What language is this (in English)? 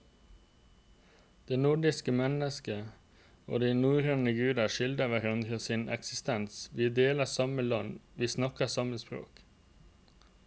Norwegian